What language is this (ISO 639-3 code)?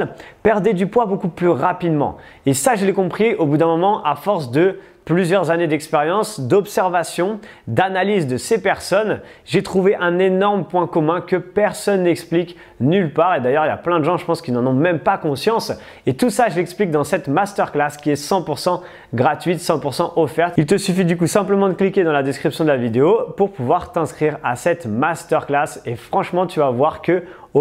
fra